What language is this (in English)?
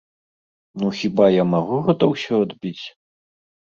Belarusian